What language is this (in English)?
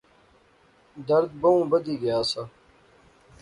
Pahari-Potwari